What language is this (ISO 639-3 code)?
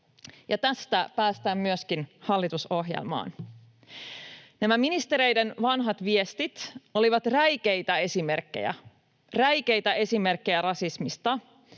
fin